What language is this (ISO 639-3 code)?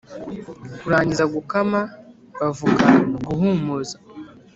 kin